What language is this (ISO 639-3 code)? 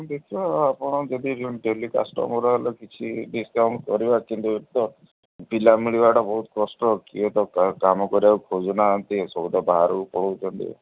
ori